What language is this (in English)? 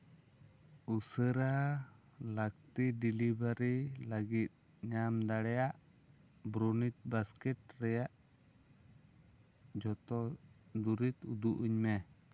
Santali